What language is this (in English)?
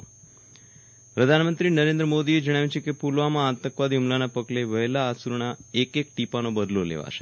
Gujarati